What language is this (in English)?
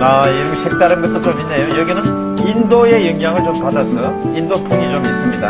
Korean